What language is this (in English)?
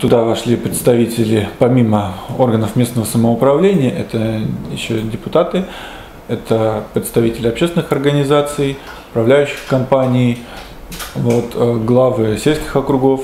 Russian